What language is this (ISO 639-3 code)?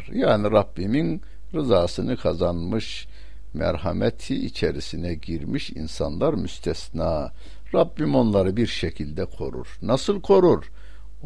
tur